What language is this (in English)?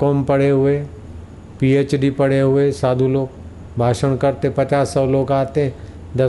Hindi